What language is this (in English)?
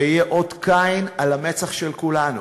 Hebrew